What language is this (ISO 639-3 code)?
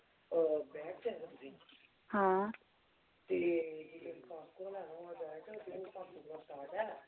doi